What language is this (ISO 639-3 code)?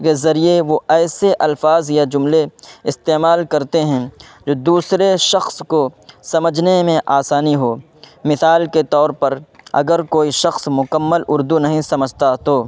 urd